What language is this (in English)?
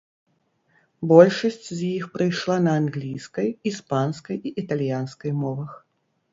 Belarusian